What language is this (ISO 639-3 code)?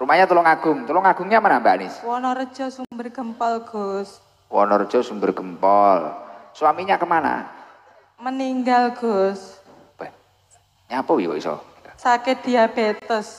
ind